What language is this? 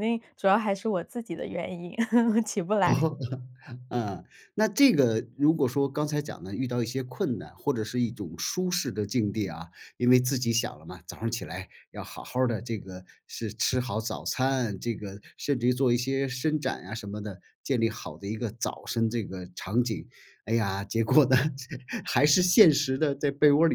Chinese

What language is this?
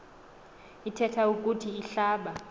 Xhosa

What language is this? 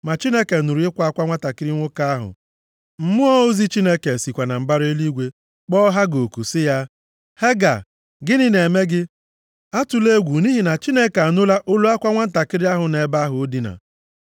Igbo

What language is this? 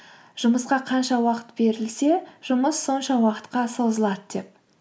Kazakh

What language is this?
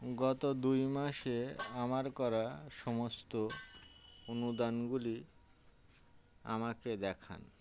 Bangla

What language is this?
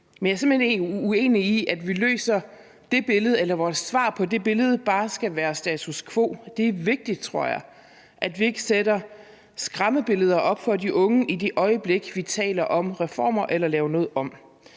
Danish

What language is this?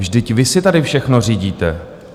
Czech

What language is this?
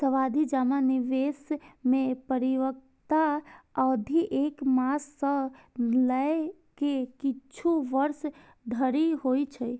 Maithili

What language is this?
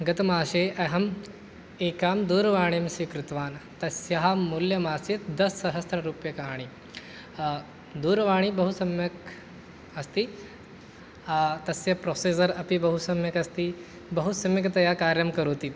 Sanskrit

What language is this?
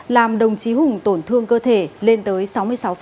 Vietnamese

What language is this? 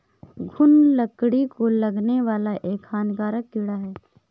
Hindi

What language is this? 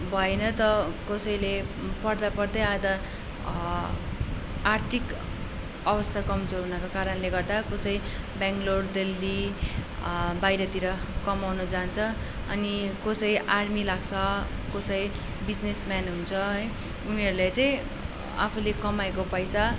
Nepali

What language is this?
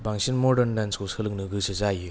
Bodo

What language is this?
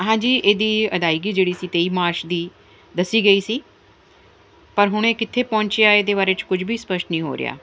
Punjabi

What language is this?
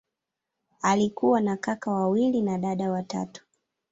Swahili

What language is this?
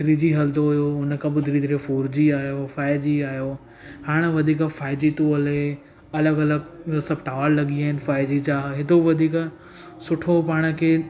Sindhi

